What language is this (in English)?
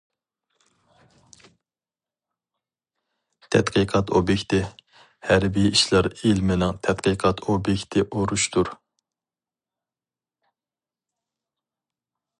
Uyghur